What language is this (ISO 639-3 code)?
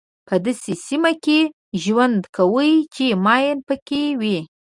pus